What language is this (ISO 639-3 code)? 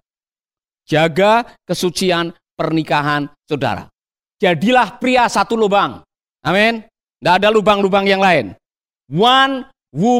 ind